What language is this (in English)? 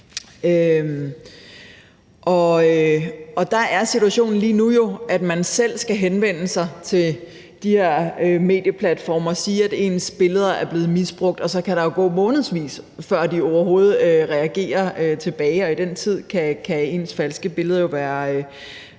Danish